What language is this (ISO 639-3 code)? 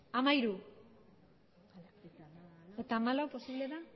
eus